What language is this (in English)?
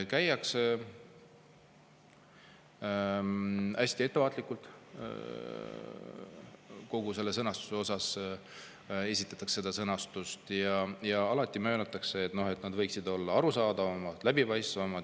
Estonian